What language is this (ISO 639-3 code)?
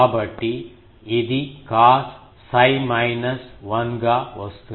tel